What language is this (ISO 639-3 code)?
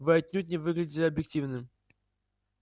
rus